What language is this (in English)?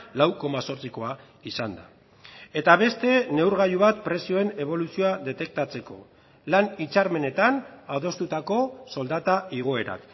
Basque